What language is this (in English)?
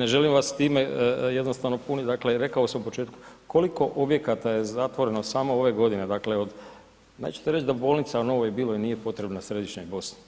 Croatian